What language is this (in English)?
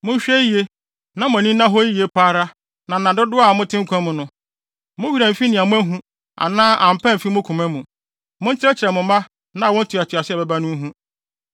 Akan